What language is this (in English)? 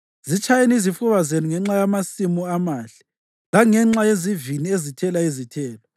North Ndebele